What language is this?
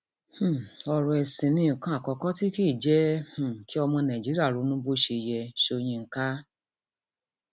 Yoruba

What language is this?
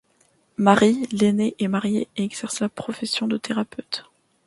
French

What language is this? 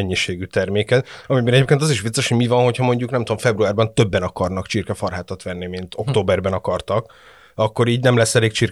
Hungarian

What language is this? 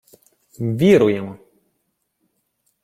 Ukrainian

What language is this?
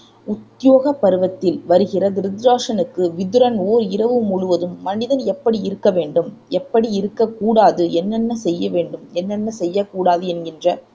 Tamil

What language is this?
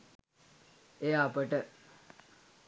Sinhala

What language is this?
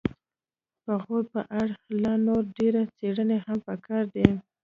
Pashto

